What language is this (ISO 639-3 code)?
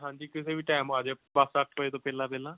pan